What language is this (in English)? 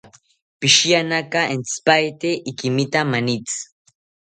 South Ucayali Ashéninka